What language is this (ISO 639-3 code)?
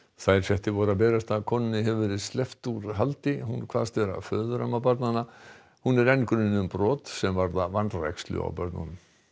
isl